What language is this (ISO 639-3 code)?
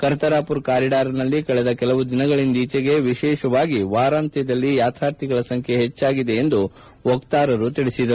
kan